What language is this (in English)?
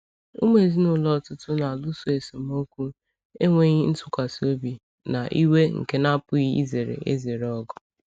Igbo